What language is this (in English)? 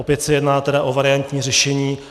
Czech